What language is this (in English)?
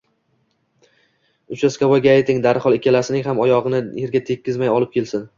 Uzbek